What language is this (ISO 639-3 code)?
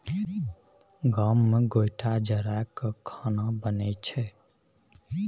mai